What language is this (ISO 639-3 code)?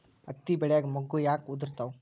kan